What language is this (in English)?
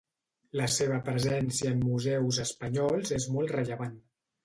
Catalan